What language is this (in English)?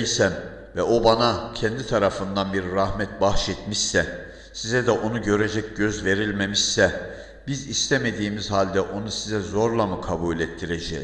Turkish